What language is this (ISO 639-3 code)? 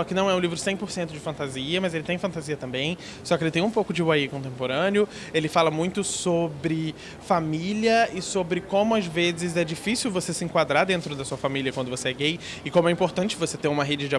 por